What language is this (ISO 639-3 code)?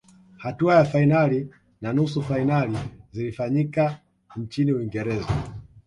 swa